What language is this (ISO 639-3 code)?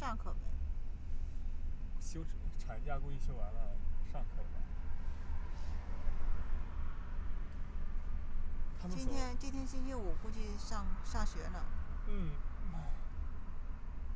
zho